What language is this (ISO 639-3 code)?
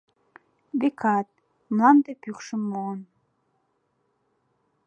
chm